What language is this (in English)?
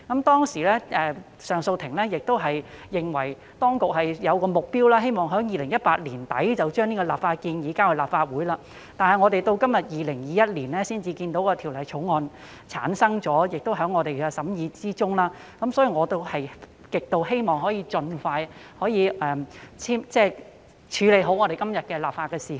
Cantonese